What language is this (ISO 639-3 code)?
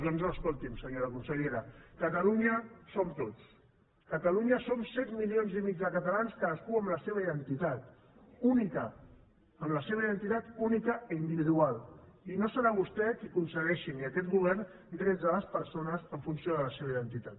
cat